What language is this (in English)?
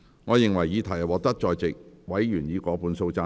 Cantonese